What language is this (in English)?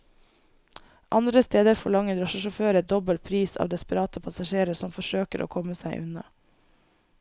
Norwegian